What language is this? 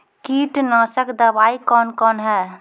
Maithili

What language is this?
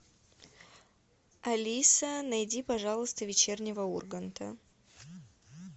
Russian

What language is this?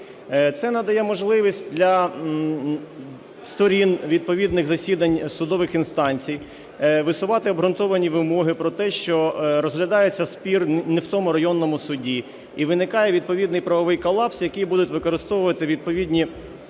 Ukrainian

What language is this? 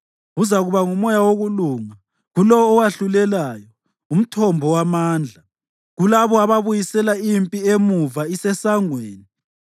North Ndebele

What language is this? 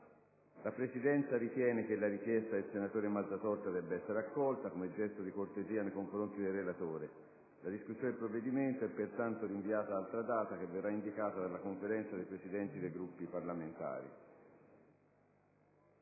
Italian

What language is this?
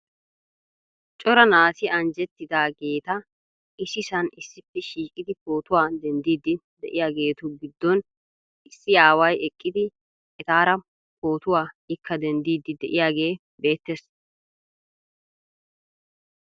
Wolaytta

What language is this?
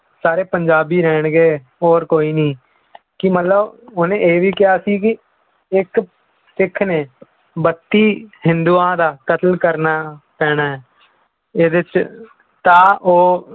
Punjabi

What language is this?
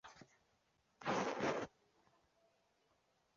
Chinese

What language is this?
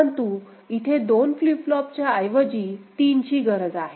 Marathi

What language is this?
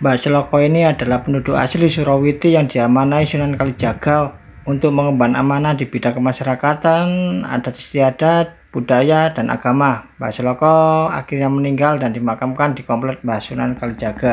Indonesian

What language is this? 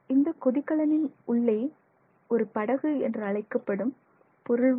Tamil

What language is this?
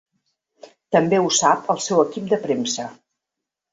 Catalan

